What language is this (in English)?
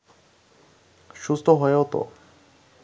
Bangla